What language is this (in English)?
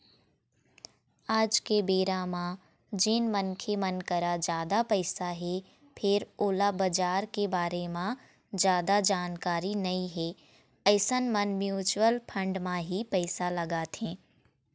Chhattisgarhi